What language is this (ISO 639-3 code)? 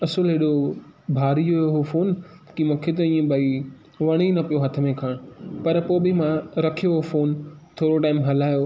snd